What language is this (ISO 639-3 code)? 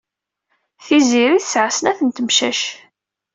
kab